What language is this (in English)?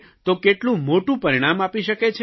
Gujarati